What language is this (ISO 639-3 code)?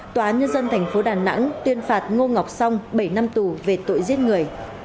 vie